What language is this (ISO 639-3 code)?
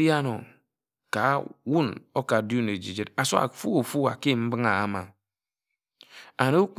etu